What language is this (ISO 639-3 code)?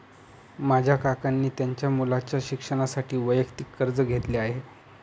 mar